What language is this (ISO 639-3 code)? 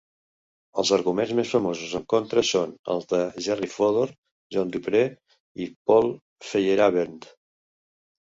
cat